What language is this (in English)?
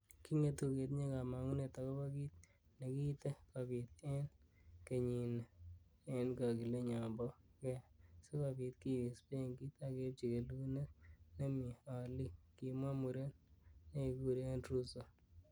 Kalenjin